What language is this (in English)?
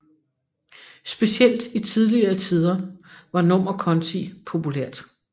Danish